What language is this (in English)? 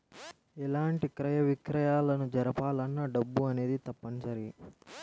Telugu